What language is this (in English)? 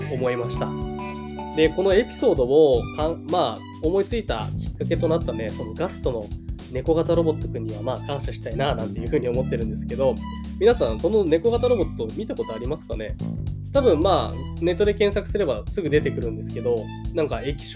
Japanese